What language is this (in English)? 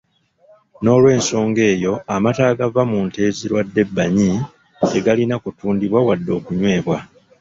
Ganda